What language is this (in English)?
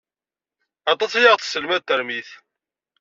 Kabyle